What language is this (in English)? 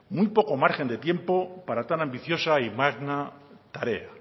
Spanish